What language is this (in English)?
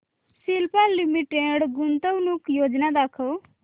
Marathi